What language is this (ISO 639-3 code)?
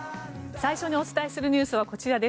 jpn